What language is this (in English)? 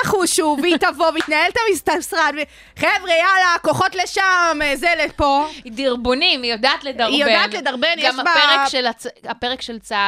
Hebrew